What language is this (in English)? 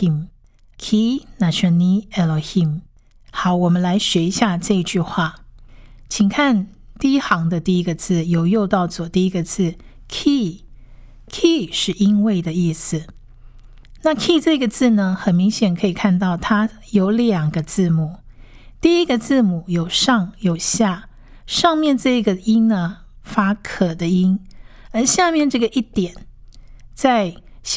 Chinese